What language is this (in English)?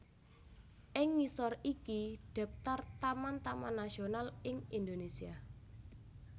Javanese